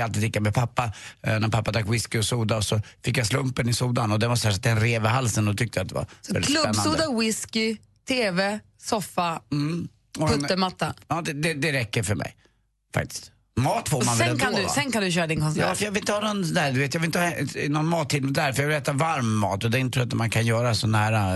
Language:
Swedish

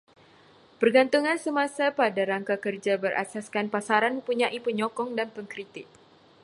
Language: Malay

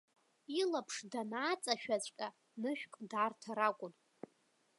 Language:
Abkhazian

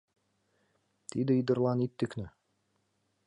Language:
Mari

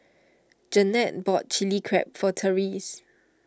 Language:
English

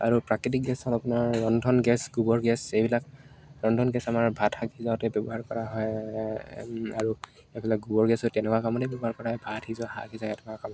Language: Assamese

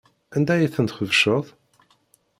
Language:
Kabyle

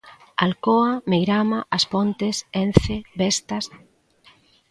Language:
Galician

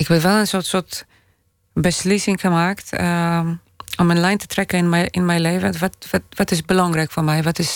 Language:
Dutch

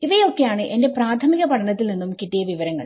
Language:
Malayalam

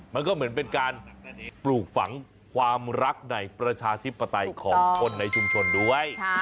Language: Thai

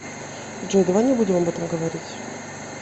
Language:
Russian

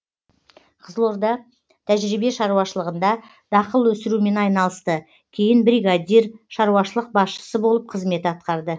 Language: Kazakh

